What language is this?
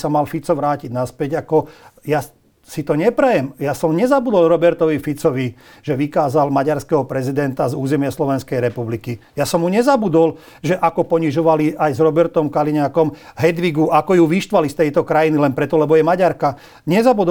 Slovak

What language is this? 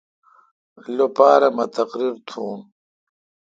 Kalkoti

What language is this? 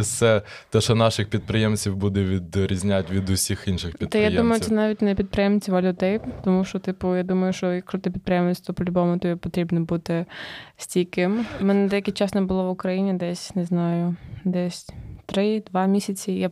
Ukrainian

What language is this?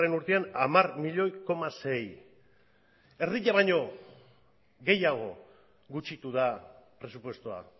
Basque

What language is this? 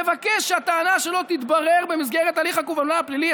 Hebrew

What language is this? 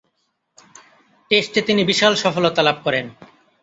Bangla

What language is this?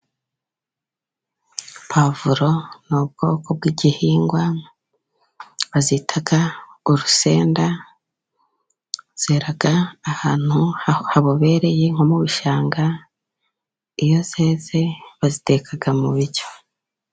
Kinyarwanda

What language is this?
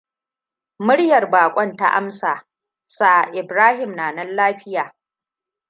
Hausa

